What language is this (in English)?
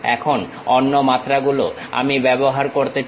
Bangla